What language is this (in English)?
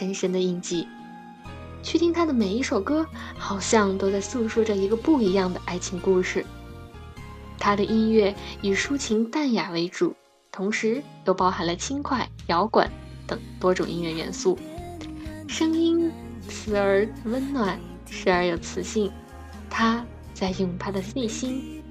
Chinese